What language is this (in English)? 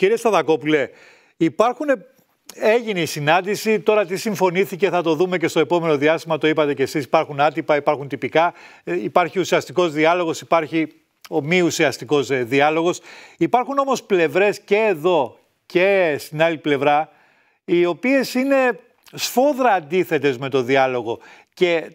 Greek